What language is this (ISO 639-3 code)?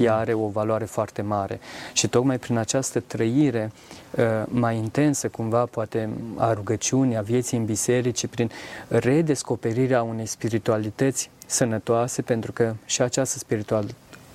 ron